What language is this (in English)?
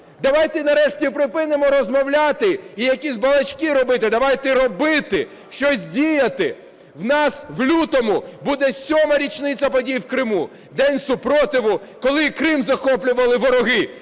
Ukrainian